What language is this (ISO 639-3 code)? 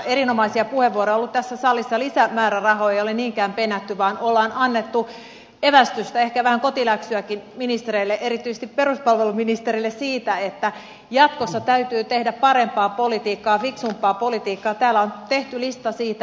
fin